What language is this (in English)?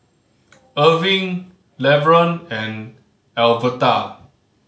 English